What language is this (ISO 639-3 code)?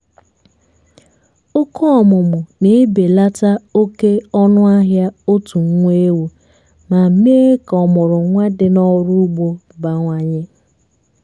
ibo